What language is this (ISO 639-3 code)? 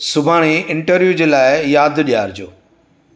snd